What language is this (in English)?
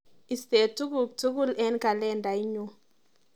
Kalenjin